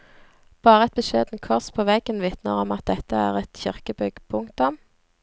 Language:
Norwegian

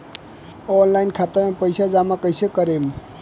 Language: Bhojpuri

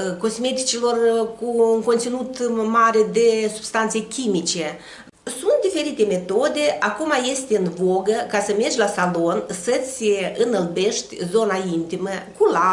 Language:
Romanian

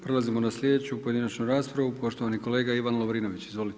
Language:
Croatian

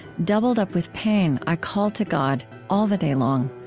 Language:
English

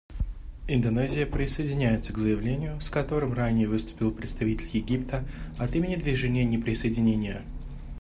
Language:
Russian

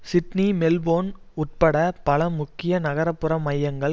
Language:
Tamil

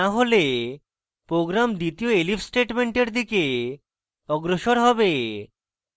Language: Bangla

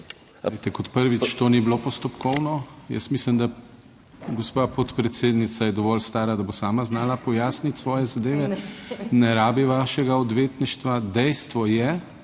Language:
Slovenian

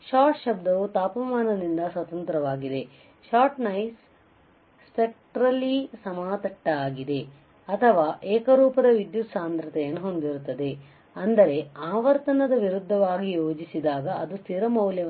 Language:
Kannada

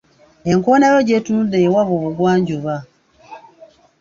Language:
Ganda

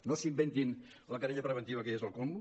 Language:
Catalan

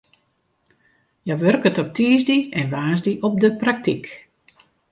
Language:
Western Frisian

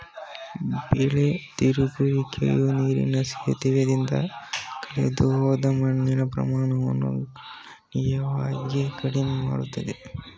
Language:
Kannada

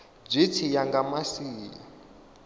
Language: Venda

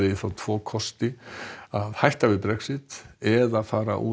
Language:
Icelandic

